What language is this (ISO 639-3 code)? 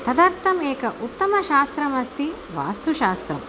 san